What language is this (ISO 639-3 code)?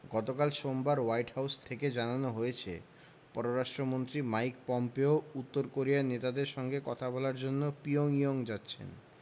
ben